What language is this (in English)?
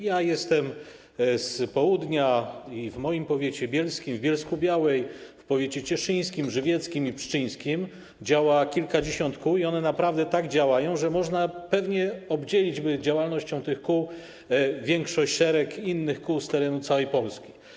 Polish